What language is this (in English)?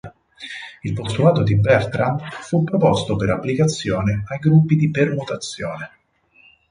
Italian